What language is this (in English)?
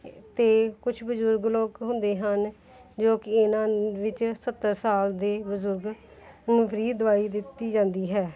Punjabi